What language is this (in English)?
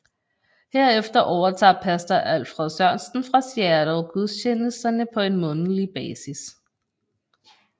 Danish